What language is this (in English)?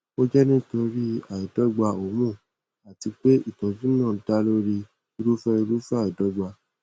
Yoruba